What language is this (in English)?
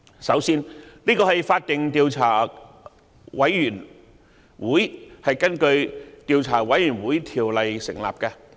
Cantonese